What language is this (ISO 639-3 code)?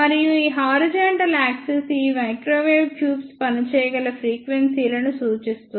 tel